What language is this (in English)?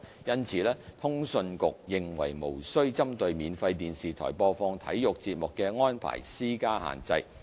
Cantonese